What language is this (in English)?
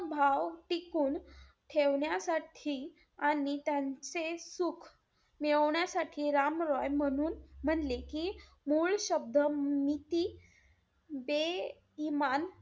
Marathi